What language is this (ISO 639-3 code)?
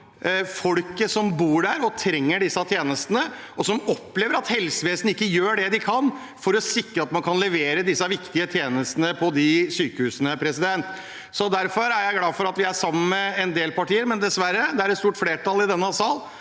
nor